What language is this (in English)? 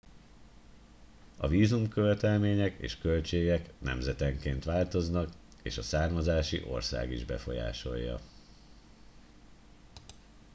Hungarian